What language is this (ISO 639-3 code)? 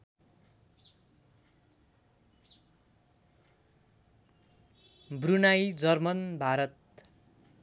nep